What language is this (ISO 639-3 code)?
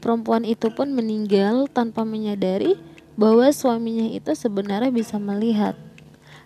ind